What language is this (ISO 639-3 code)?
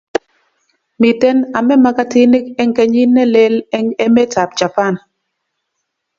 kln